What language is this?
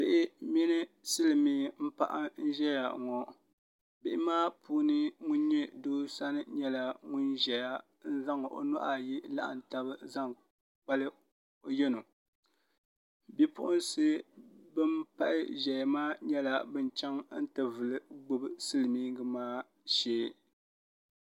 Dagbani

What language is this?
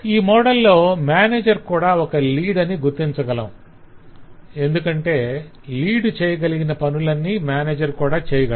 Telugu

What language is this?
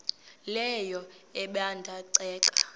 Xhosa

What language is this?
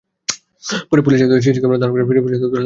Bangla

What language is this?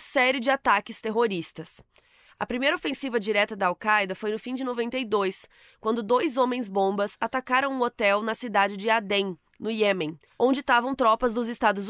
Portuguese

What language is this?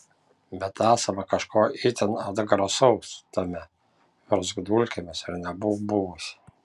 Lithuanian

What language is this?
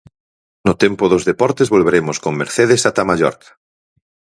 Galician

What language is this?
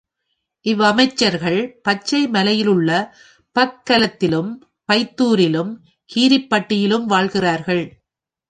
Tamil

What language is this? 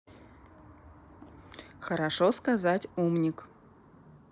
Russian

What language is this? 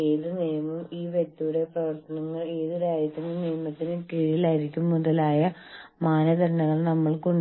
Malayalam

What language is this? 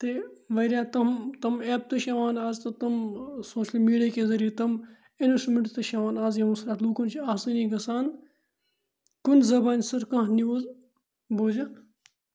Kashmiri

